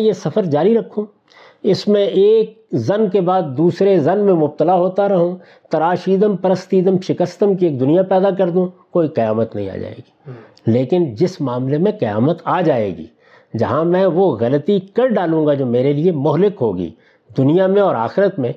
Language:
Urdu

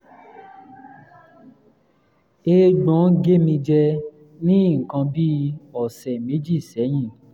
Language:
Yoruba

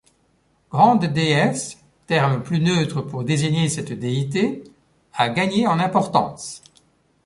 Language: French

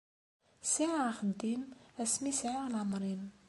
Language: Kabyle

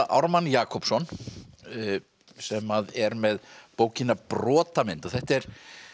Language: Icelandic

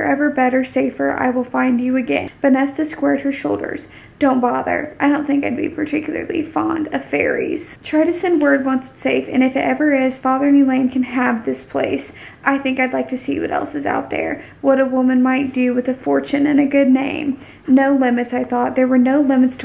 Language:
English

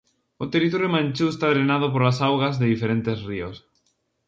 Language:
Galician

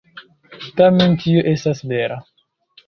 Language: Esperanto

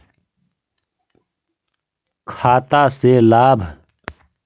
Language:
Magahi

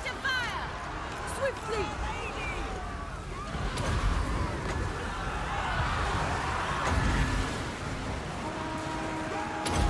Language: Portuguese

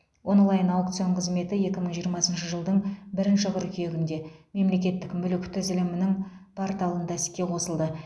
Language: Kazakh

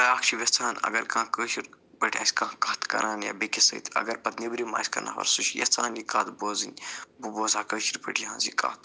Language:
Kashmiri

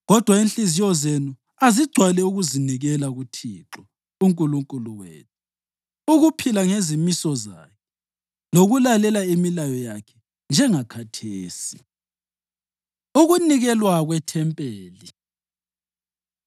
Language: North Ndebele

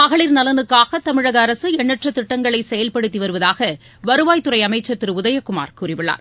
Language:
Tamil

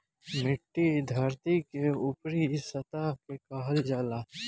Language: Bhojpuri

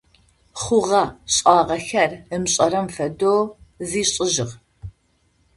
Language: Adyghe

